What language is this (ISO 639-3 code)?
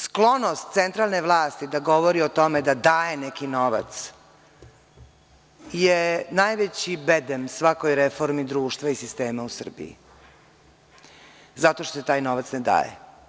srp